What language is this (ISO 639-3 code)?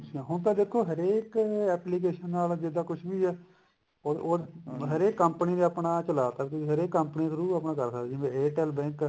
pan